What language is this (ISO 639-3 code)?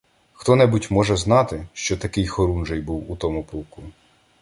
ukr